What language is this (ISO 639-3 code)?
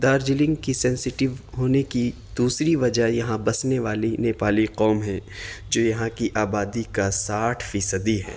urd